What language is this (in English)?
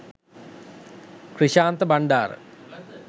Sinhala